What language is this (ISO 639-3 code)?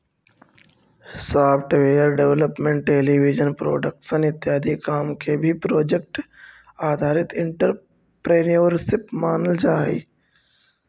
mag